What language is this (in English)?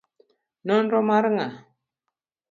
Luo (Kenya and Tanzania)